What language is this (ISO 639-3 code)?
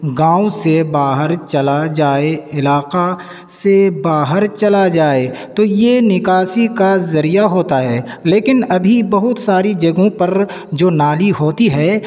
urd